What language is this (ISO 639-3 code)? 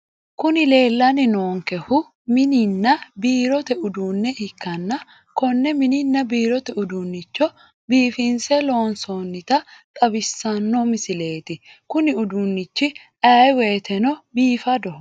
sid